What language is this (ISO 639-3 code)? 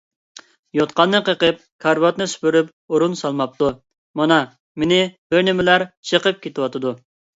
uig